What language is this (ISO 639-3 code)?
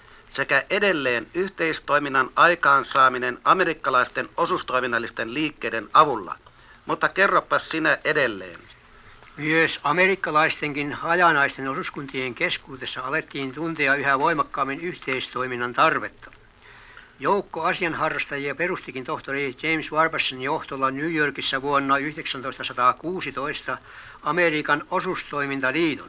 fin